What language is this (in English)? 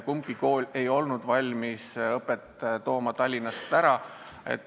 Estonian